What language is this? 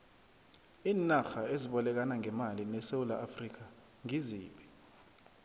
South Ndebele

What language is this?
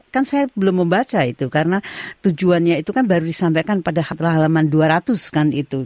Indonesian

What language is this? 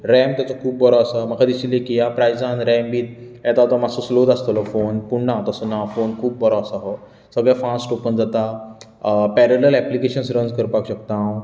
Konkani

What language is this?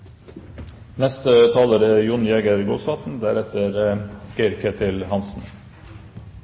Norwegian Bokmål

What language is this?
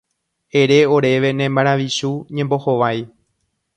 Guarani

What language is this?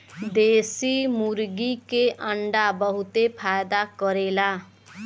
Bhojpuri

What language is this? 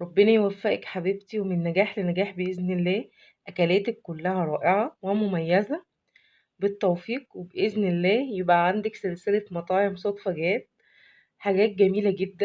Arabic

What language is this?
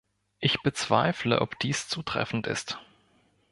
German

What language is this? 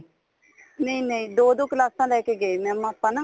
Punjabi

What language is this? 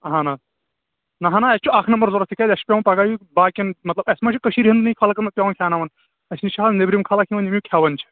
Kashmiri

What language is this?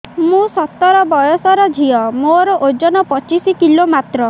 Odia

